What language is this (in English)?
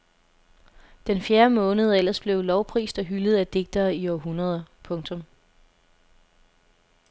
Danish